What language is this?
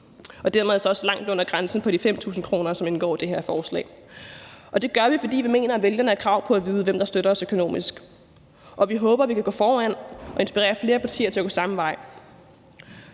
Danish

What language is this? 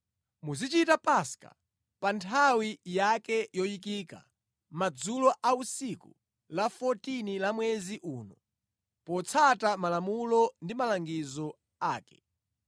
Nyanja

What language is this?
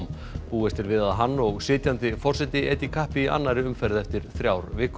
Icelandic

